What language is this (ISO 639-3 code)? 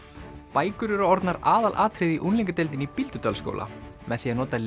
isl